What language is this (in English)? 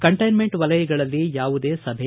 Kannada